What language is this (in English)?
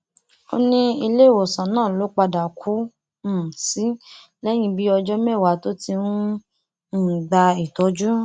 Yoruba